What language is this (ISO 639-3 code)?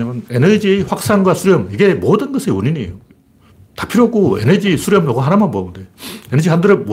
kor